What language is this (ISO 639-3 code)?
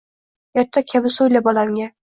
uzb